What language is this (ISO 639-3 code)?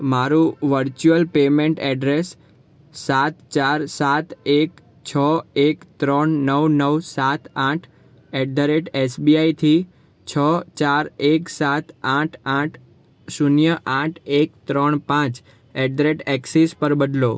guj